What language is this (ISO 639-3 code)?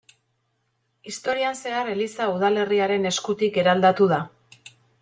eus